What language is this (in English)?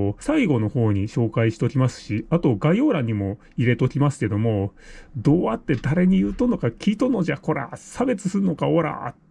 Japanese